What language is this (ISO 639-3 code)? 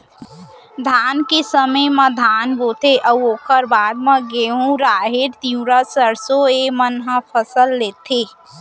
hne